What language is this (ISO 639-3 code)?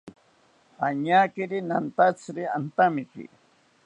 cpy